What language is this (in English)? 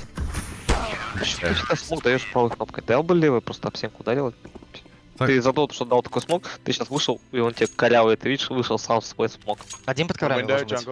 Russian